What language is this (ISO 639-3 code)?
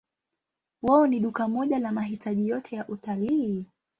swa